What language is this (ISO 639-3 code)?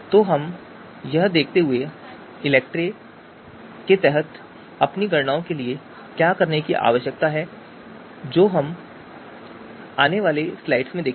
hin